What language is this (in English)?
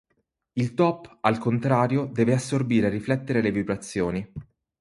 Italian